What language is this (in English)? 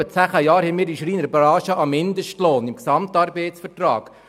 Swiss German